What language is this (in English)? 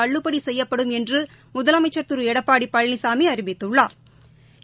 Tamil